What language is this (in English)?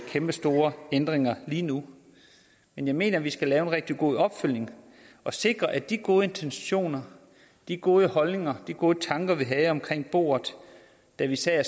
Danish